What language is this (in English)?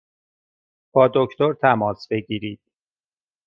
Persian